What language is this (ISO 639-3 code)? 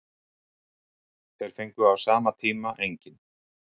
isl